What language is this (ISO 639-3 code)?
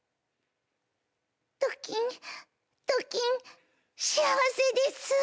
jpn